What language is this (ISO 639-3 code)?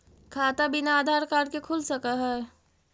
mag